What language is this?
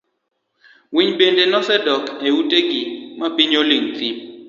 Luo (Kenya and Tanzania)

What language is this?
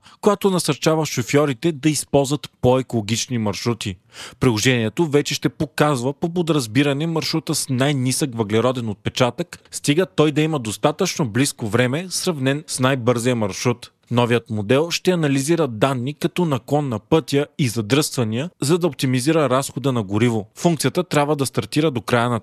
Bulgarian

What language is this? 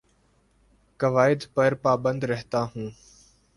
Urdu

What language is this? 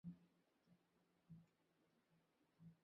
Bangla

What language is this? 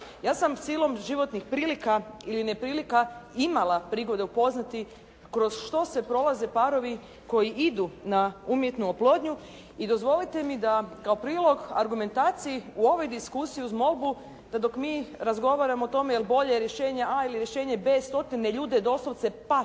Croatian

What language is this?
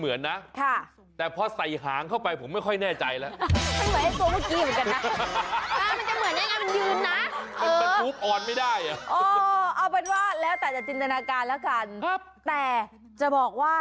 Thai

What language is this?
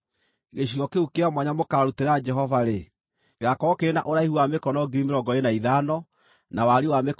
Kikuyu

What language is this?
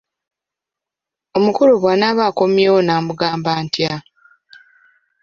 Ganda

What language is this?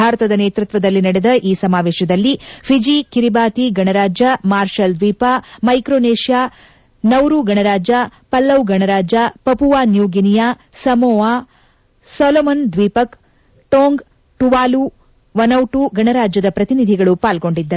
Kannada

